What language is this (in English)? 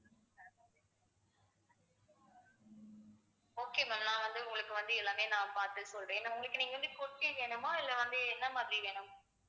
Tamil